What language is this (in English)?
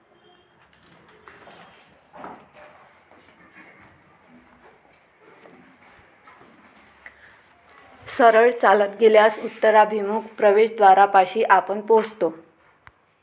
Marathi